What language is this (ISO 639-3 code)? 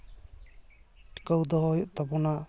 sat